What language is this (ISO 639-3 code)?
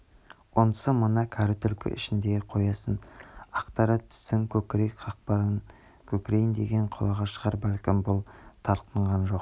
kaz